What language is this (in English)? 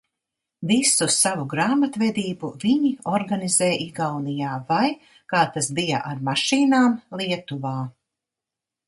Latvian